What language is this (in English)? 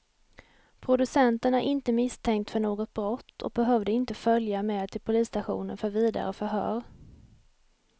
Swedish